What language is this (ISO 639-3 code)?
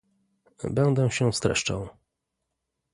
pol